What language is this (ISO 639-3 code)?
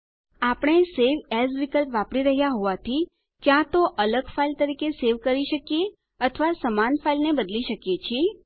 guj